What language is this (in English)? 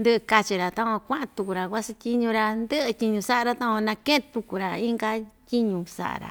Ixtayutla Mixtec